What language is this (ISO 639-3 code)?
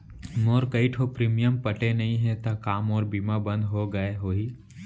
hne